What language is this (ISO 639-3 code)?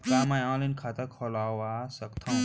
hne